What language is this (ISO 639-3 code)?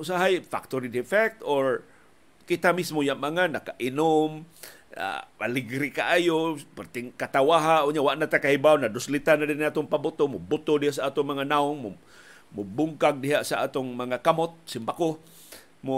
fil